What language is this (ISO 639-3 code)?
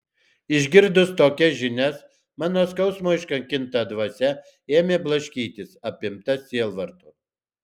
lit